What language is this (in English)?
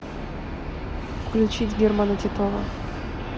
Russian